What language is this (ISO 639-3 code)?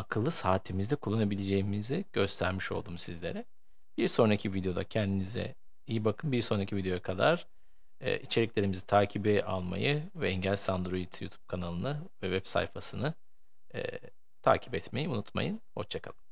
tur